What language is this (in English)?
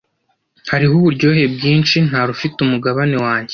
Kinyarwanda